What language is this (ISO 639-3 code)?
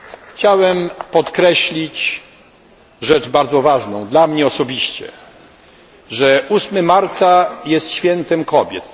pol